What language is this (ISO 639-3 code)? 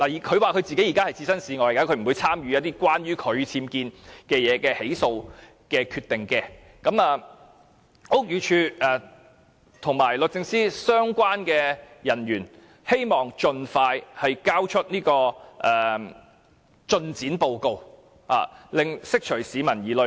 yue